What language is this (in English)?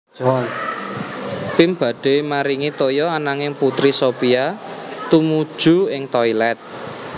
Javanese